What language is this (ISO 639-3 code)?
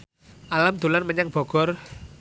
jav